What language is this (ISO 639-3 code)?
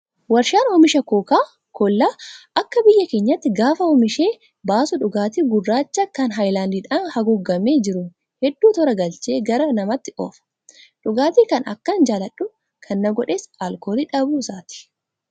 orm